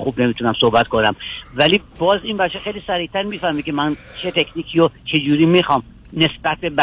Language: Persian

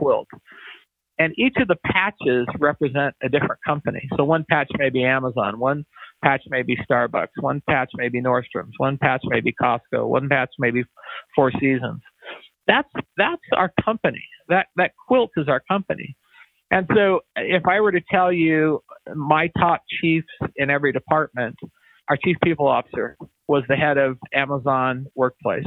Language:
English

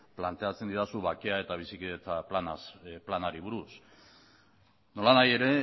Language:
Basque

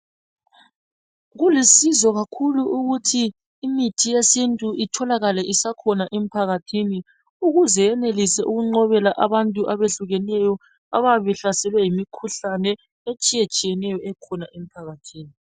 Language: North Ndebele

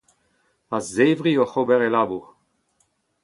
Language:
Breton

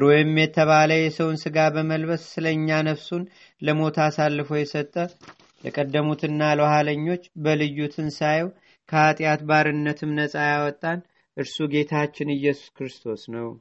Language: Amharic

